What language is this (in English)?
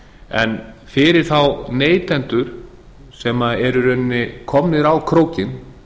Icelandic